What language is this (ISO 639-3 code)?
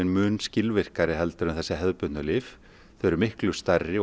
isl